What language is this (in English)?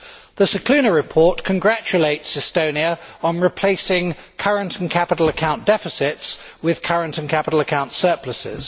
English